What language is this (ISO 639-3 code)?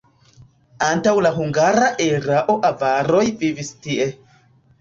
epo